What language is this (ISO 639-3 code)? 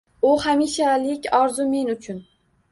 uzb